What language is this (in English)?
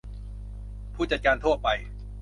Thai